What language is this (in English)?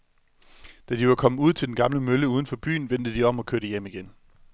Danish